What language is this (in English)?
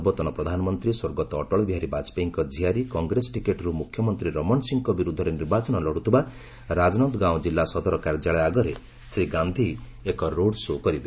Odia